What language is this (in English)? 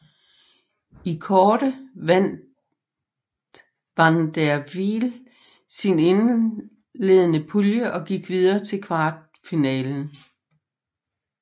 Danish